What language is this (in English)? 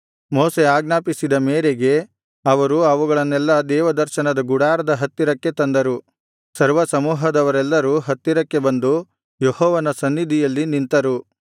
Kannada